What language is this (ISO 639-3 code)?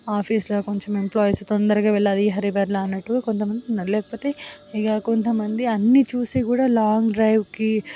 tel